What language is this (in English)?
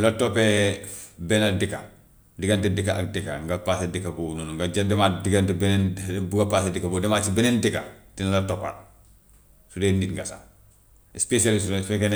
Gambian Wolof